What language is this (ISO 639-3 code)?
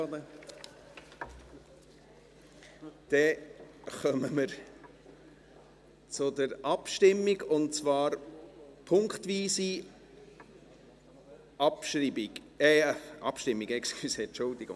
gsw